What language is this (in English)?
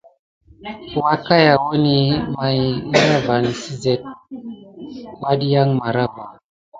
Gidar